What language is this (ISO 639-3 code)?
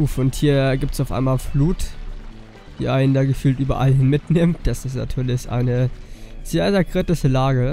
deu